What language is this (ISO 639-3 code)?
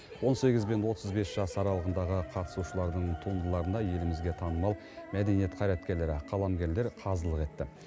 kaz